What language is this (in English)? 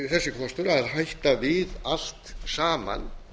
Icelandic